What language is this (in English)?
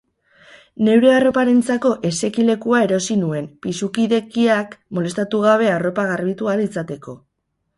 Basque